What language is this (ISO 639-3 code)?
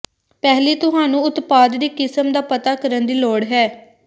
pan